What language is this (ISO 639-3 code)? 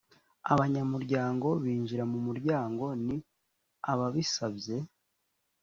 kin